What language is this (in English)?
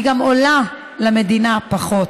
Hebrew